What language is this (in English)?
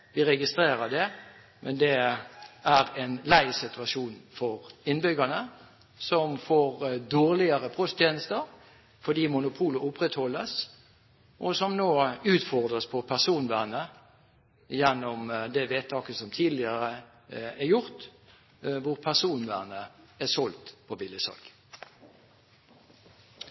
Norwegian Bokmål